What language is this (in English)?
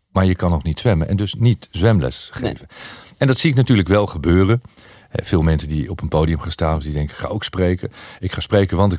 Dutch